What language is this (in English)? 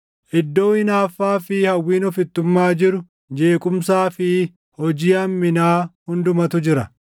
Oromo